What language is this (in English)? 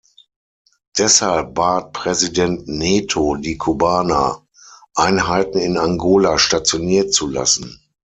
German